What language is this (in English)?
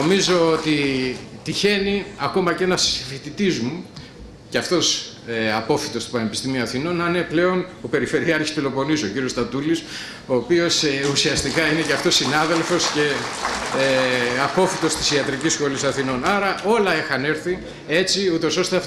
Greek